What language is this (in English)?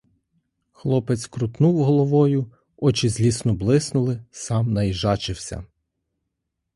Ukrainian